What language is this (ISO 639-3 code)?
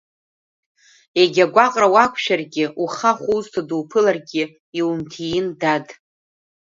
abk